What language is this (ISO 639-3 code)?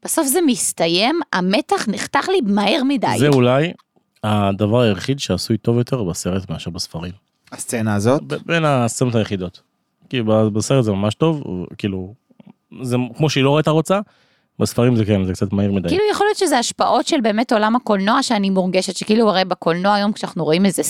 heb